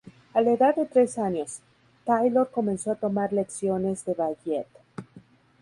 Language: Spanish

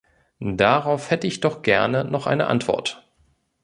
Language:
German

